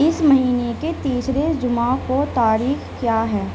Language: Urdu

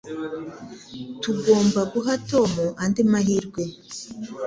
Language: Kinyarwanda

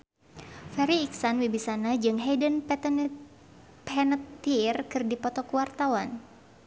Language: Sundanese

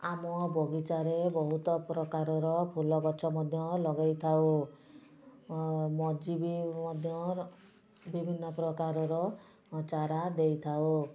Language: Odia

